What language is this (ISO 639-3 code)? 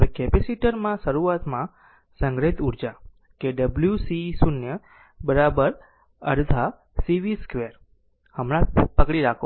guj